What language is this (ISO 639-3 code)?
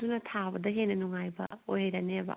mni